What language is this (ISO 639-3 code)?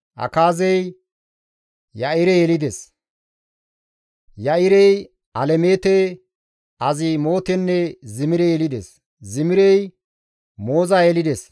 gmv